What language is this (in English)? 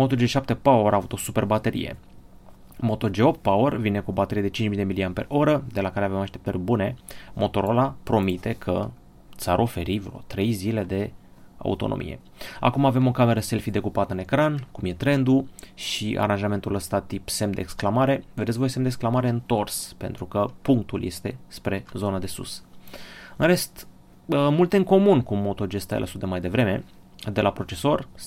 Romanian